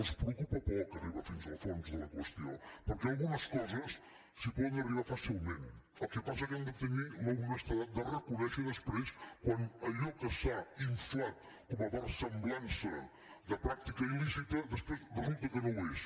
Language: Catalan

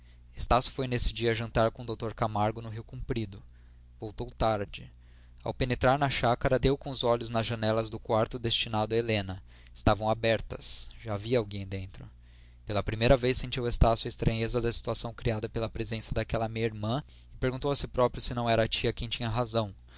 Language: Portuguese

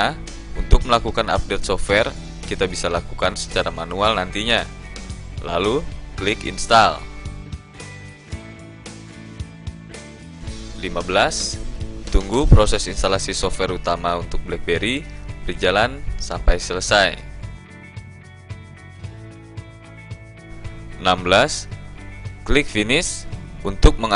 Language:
Indonesian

